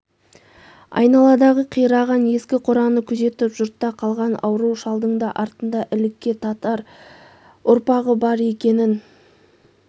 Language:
Kazakh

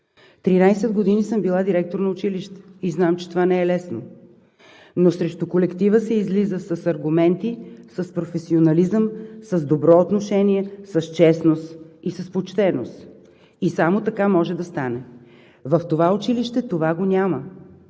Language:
Bulgarian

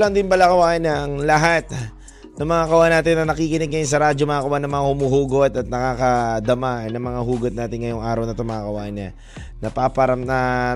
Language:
Filipino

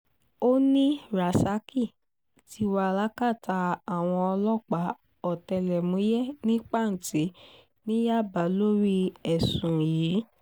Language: Yoruba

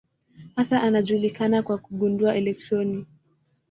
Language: Swahili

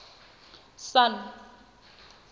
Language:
Southern Sotho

